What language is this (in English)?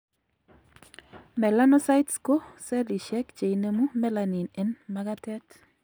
Kalenjin